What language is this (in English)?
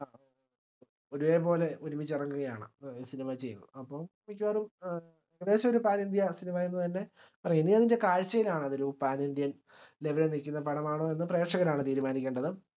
Malayalam